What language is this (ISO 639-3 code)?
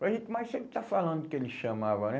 por